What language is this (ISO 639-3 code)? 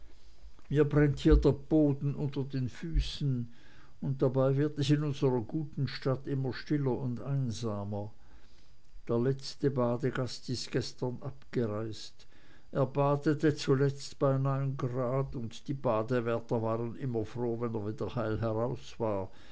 deu